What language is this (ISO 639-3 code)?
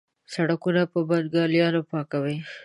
pus